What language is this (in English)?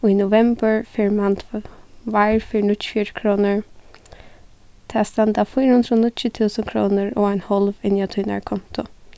Faroese